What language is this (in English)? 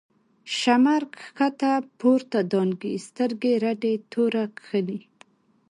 Pashto